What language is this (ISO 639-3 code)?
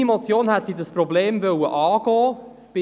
gsw